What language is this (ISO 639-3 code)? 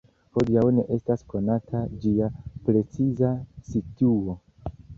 epo